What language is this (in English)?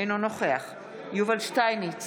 Hebrew